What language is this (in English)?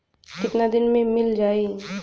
Bhojpuri